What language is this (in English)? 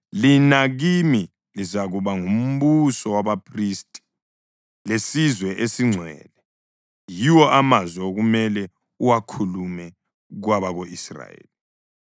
North Ndebele